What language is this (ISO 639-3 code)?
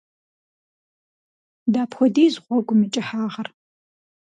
kbd